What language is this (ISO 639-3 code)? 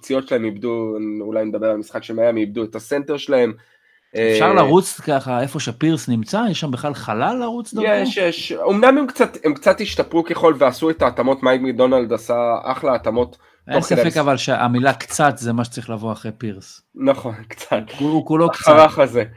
heb